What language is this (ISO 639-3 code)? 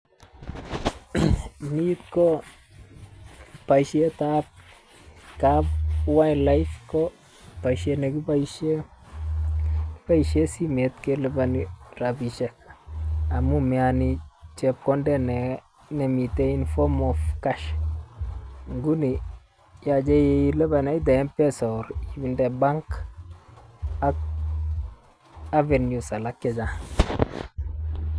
kln